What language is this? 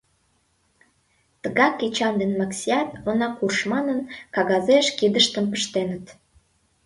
Mari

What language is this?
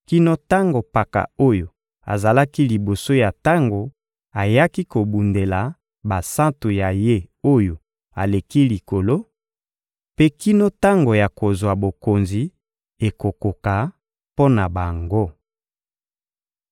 Lingala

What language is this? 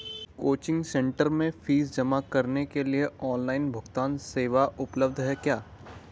Hindi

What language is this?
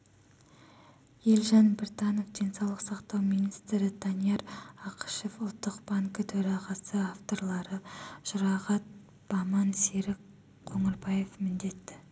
Kazakh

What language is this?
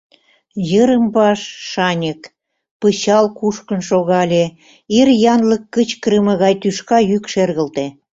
Mari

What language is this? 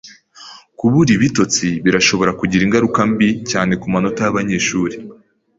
Kinyarwanda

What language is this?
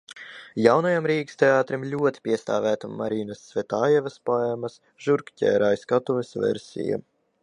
Latvian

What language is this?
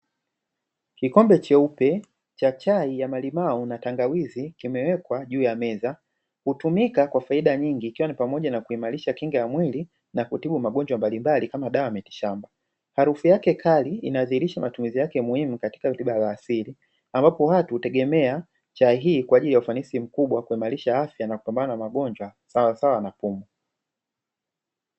Swahili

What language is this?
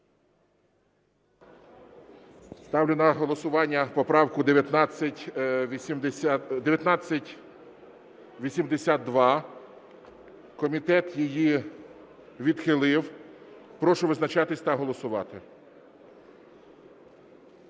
Ukrainian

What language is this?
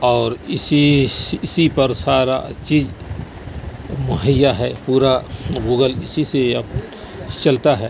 Urdu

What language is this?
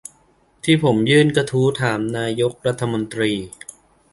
Thai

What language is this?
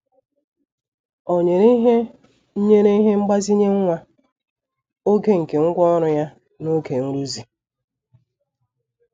Igbo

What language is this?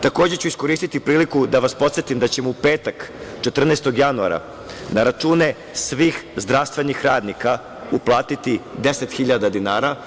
Serbian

